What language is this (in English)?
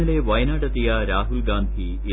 Malayalam